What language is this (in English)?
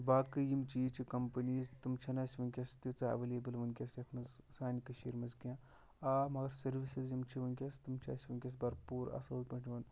Kashmiri